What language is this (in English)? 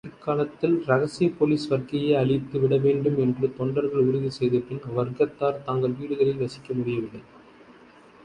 Tamil